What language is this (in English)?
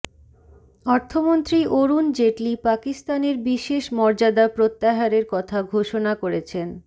Bangla